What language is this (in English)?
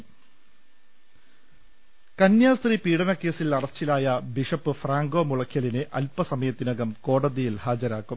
Malayalam